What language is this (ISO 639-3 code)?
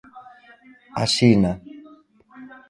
glg